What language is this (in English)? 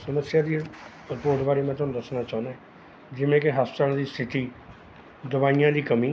Punjabi